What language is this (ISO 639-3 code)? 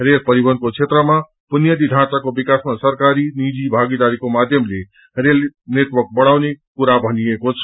nep